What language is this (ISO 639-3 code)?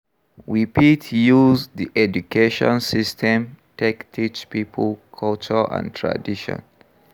pcm